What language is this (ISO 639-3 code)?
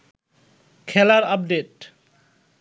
ben